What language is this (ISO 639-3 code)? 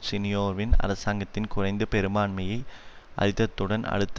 tam